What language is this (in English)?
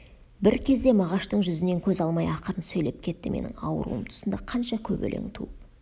Kazakh